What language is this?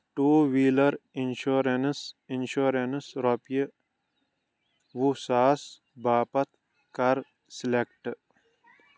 Kashmiri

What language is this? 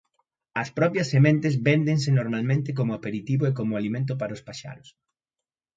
Galician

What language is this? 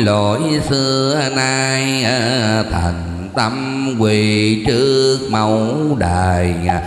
Vietnamese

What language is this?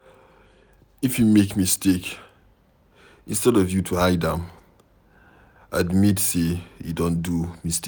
Nigerian Pidgin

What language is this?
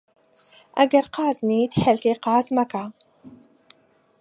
Central Kurdish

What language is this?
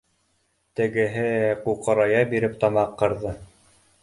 Bashkir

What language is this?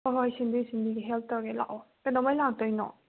Manipuri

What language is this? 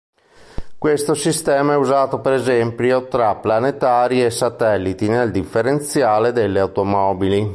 Italian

